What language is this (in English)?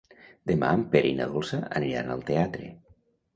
Catalan